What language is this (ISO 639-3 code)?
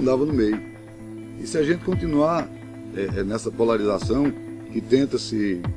por